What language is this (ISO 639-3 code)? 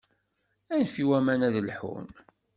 kab